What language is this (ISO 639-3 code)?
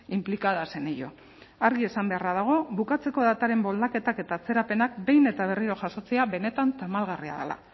eus